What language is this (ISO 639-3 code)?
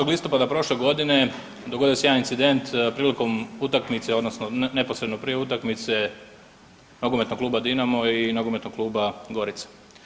hrv